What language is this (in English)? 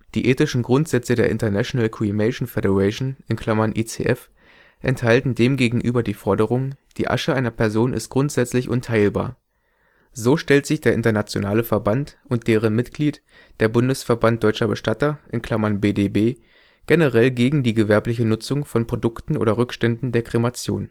German